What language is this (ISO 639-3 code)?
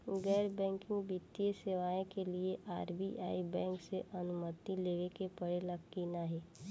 bho